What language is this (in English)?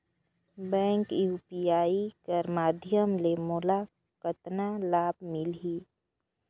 Chhattisgarhi